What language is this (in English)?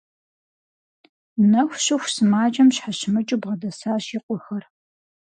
Kabardian